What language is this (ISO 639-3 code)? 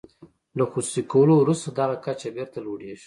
pus